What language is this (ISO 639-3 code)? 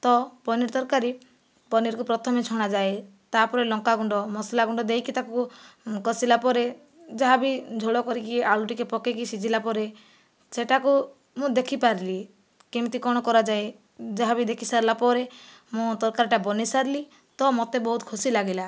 ori